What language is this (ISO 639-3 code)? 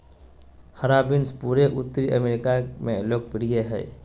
mag